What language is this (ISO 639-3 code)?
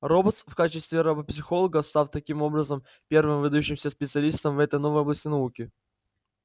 rus